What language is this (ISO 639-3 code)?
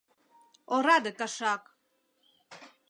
chm